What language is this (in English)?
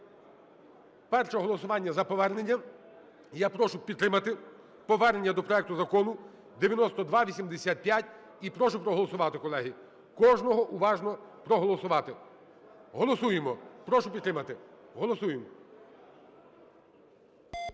Ukrainian